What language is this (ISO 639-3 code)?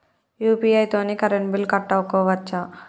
tel